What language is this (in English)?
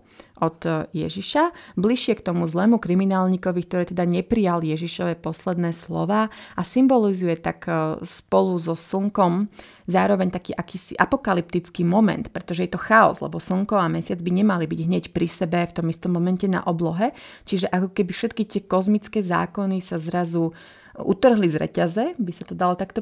Slovak